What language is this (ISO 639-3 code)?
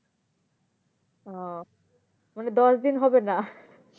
ben